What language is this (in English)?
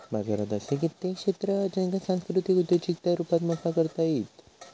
Marathi